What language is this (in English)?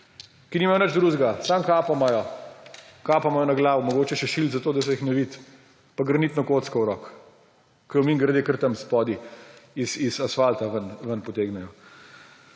Slovenian